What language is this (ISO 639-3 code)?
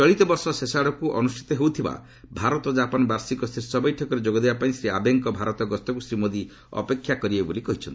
ori